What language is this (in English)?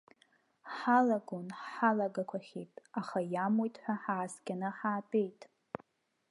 Abkhazian